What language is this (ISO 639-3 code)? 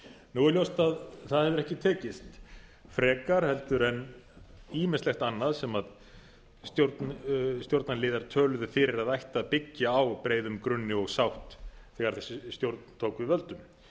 isl